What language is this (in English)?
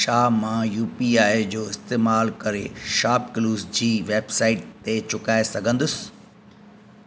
Sindhi